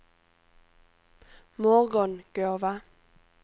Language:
Swedish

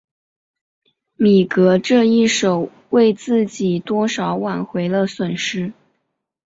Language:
Chinese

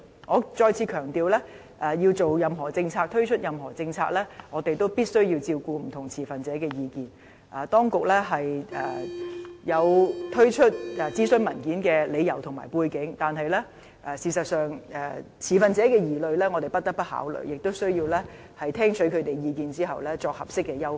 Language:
Cantonese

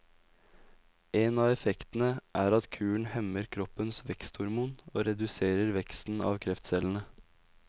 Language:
Norwegian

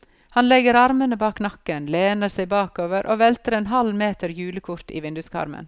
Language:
Norwegian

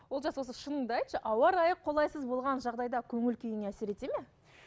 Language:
Kazakh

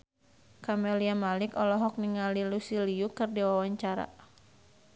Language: Sundanese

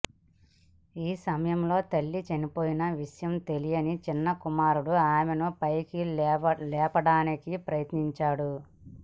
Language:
Telugu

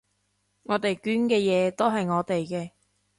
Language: Cantonese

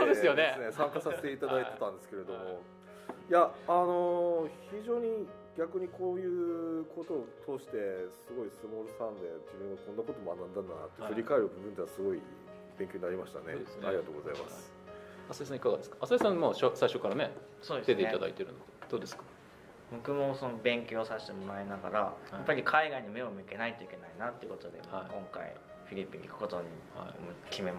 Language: Japanese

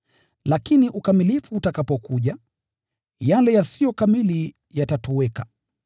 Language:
Swahili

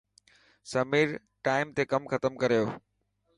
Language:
Dhatki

